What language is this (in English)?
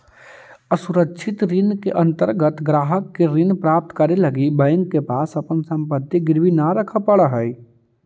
Magahi